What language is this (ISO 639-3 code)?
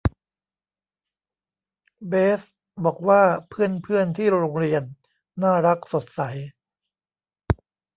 tha